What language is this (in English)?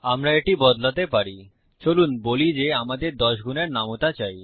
Bangla